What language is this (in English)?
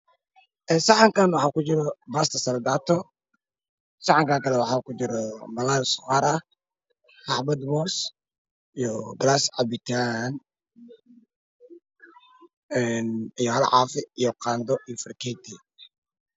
Somali